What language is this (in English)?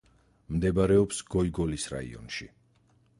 Georgian